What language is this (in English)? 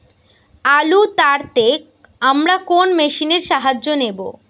Bangla